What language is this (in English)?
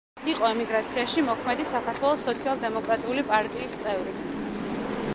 Georgian